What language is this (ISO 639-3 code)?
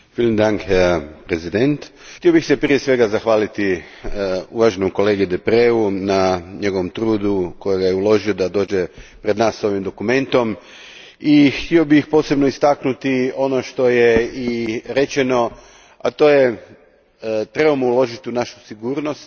hrv